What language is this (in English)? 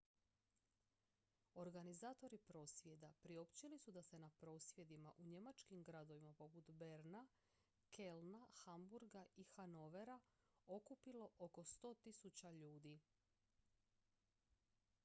Croatian